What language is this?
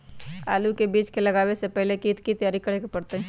Magahi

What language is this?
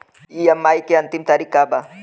Bhojpuri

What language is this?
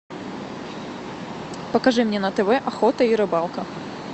Russian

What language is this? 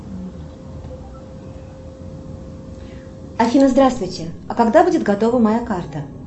Russian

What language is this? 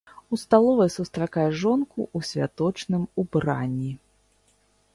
Belarusian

